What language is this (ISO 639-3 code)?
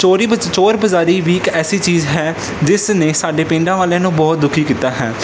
pan